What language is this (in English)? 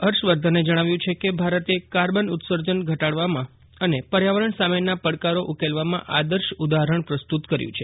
Gujarati